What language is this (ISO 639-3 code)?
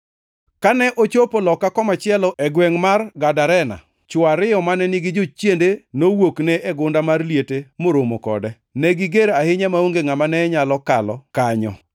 luo